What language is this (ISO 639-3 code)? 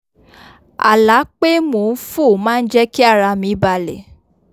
yor